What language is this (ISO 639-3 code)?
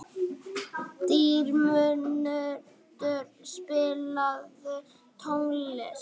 isl